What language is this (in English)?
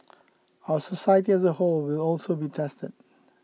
English